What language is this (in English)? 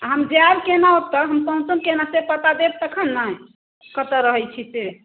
Maithili